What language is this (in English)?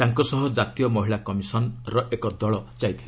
Odia